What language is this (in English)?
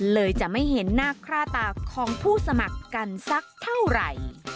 Thai